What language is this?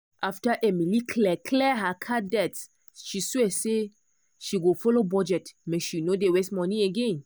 Nigerian Pidgin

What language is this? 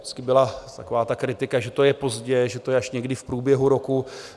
Czech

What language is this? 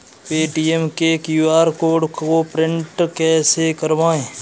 Hindi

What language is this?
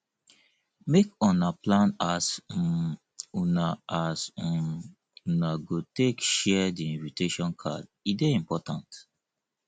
Nigerian Pidgin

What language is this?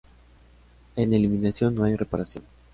Spanish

